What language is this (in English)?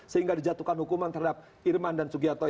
Indonesian